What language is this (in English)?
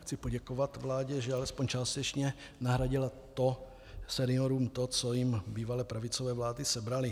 Czech